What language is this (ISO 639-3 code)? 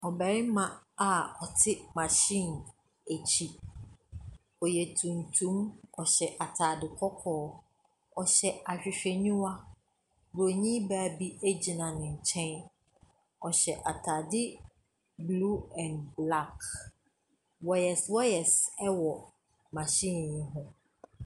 aka